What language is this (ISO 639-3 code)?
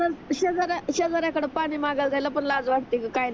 mar